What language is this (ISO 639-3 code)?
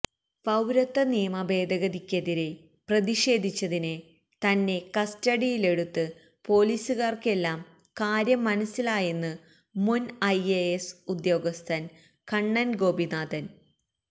mal